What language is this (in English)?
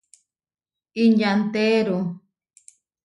Huarijio